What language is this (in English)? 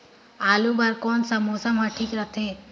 Chhattisgarhi